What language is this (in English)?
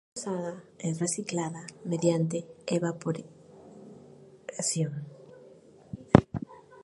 Spanish